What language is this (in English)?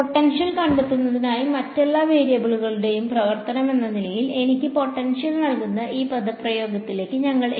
Malayalam